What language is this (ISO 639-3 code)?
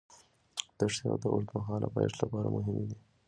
pus